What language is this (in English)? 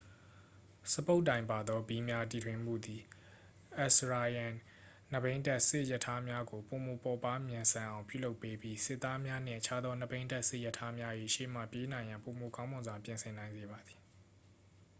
Burmese